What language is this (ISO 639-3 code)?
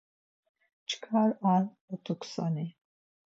lzz